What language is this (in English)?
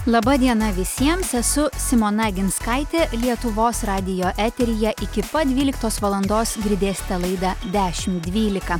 Lithuanian